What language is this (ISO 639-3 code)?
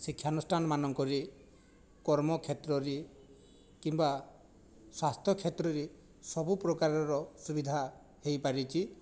ori